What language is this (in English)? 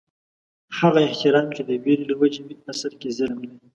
Pashto